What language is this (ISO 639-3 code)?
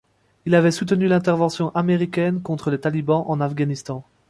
fra